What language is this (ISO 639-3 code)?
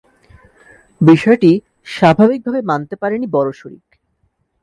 ben